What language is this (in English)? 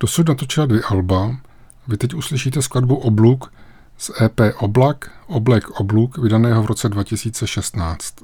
Czech